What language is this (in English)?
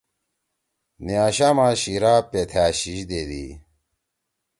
Torwali